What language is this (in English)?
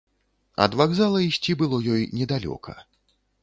Belarusian